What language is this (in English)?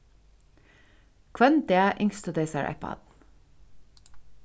Faroese